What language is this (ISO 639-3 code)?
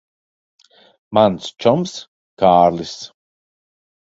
lav